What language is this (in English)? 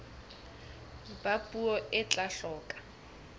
Southern Sotho